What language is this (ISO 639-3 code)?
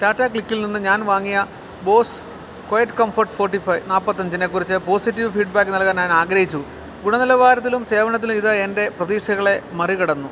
mal